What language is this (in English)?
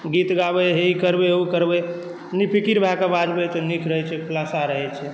Maithili